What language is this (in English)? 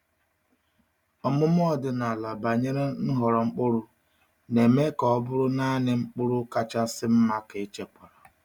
Igbo